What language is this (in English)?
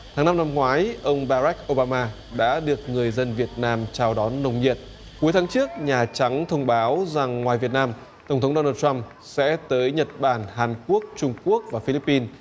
Vietnamese